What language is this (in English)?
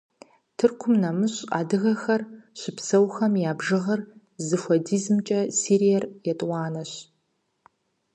Kabardian